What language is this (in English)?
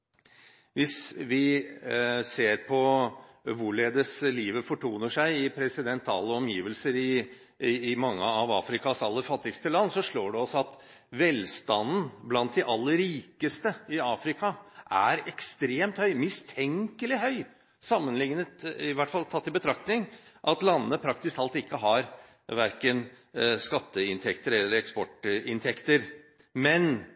Norwegian Bokmål